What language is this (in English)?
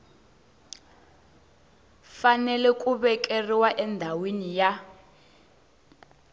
Tsonga